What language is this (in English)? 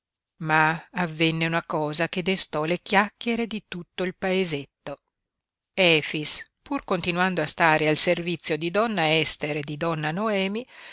Italian